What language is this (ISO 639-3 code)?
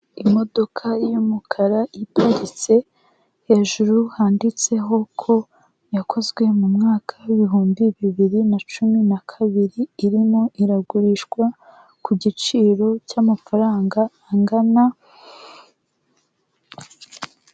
kin